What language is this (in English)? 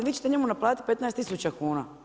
Croatian